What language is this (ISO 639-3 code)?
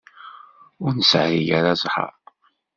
kab